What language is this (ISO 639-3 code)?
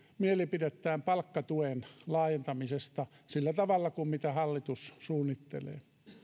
fin